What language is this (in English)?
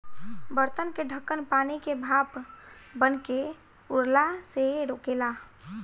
Bhojpuri